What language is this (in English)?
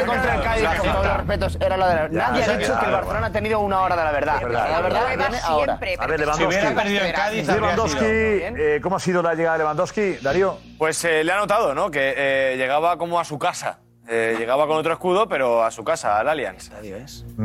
Spanish